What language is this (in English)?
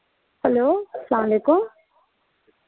Kashmiri